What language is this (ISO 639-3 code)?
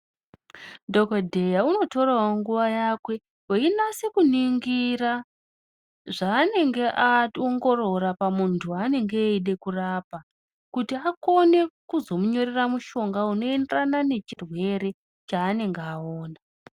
ndc